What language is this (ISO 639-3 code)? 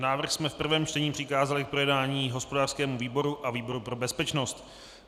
ces